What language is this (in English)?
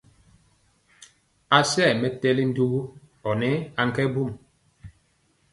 Mpiemo